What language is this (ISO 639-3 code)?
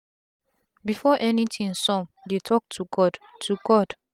pcm